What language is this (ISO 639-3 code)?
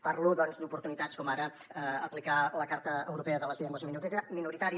cat